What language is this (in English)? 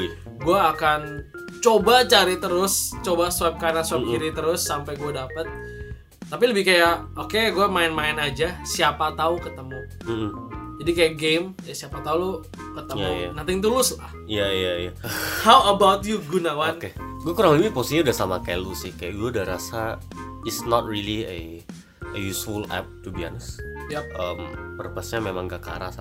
Indonesian